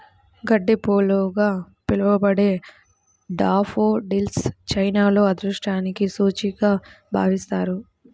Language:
Telugu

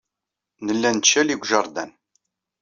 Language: Kabyle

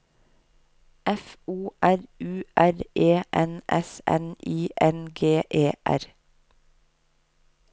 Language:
Norwegian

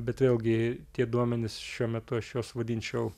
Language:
Lithuanian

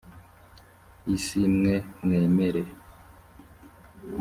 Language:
Kinyarwanda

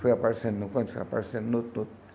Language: Portuguese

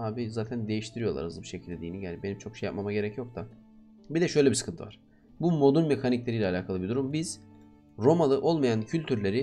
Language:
Turkish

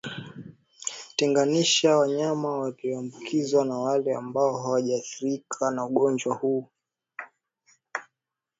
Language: Swahili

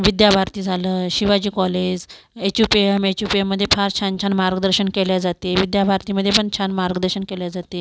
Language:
Marathi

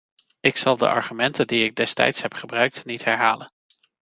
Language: Dutch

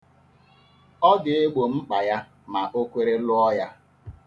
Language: Igbo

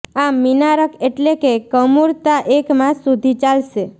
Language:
Gujarati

